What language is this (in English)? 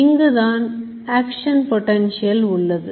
Tamil